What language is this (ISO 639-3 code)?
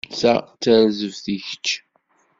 kab